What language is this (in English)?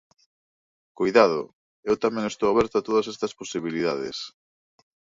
Galician